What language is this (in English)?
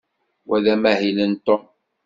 Kabyle